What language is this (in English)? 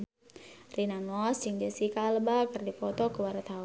Sundanese